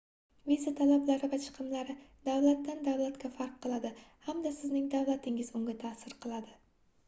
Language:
Uzbek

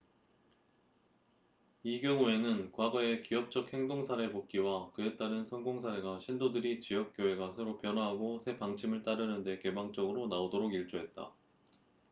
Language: Korean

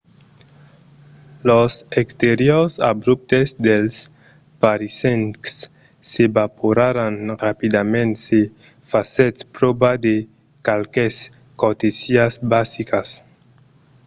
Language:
Occitan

